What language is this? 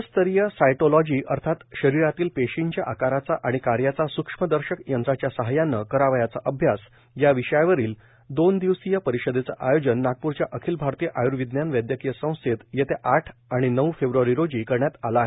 Marathi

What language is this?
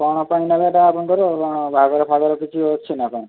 Odia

